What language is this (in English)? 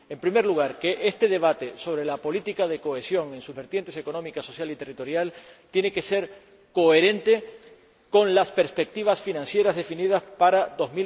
Spanish